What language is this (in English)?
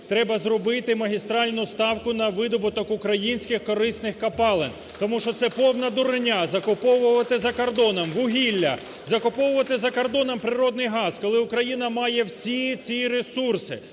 Ukrainian